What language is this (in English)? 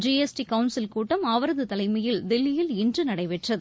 Tamil